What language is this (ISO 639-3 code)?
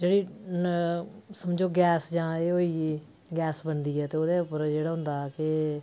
doi